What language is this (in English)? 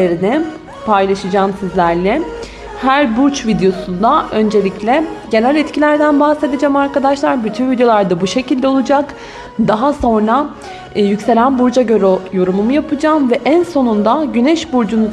Turkish